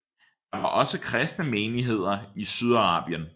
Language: Danish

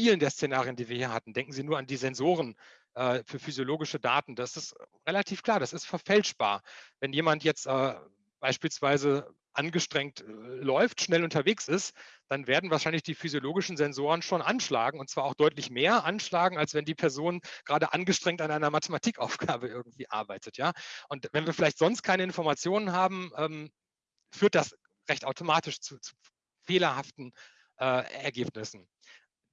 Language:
German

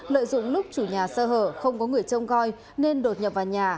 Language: Vietnamese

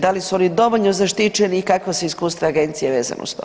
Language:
Croatian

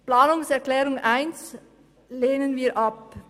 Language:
Swiss German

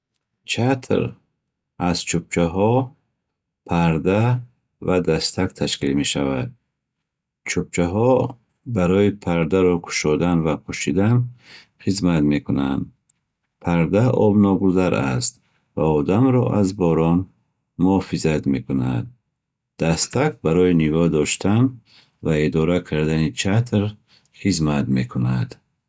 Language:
Bukharic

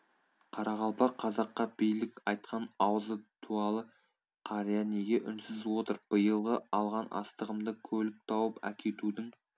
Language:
Kazakh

